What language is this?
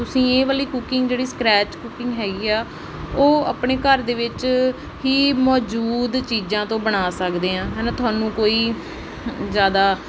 Punjabi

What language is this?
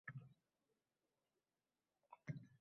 Uzbek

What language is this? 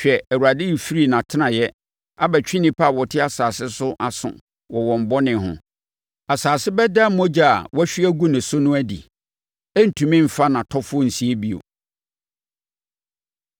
Akan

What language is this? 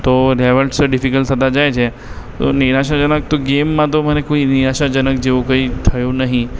Gujarati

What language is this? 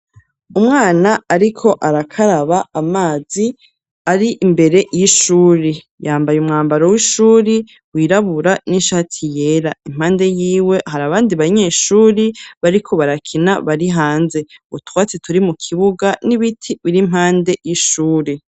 Rundi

